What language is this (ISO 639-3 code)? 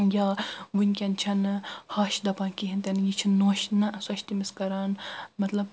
kas